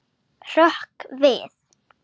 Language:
Icelandic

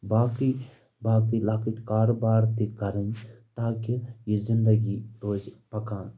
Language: Kashmiri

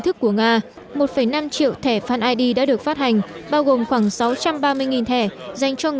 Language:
Vietnamese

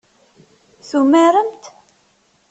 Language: Kabyle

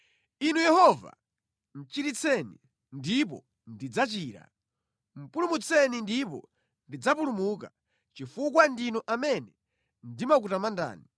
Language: Nyanja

